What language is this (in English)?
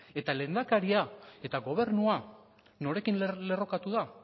Basque